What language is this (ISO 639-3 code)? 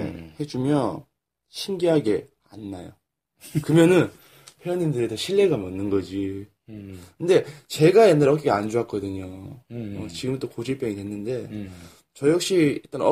kor